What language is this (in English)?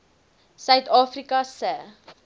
Afrikaans